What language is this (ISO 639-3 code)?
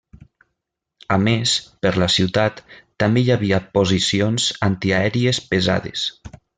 cat